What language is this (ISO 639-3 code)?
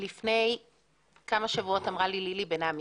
heb